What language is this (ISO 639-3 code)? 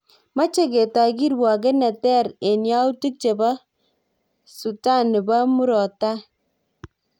kln